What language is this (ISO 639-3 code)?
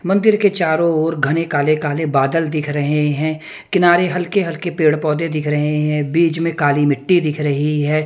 hin